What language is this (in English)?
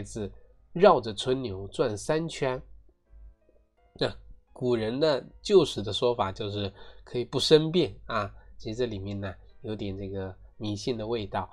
Chinese